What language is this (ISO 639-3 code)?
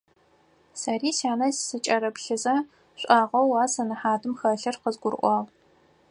ady